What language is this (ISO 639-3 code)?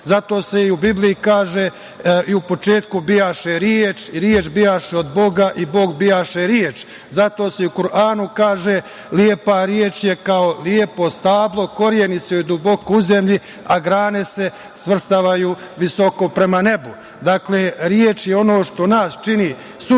srp